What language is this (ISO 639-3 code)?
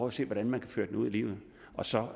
dan